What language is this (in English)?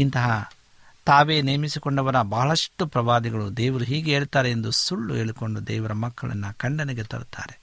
Kannada